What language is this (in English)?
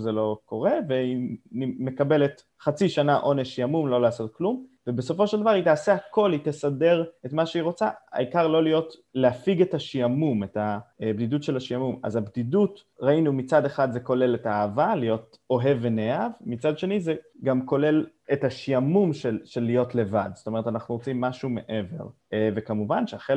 Hebrew